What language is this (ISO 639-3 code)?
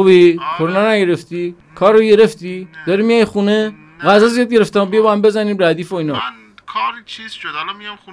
fas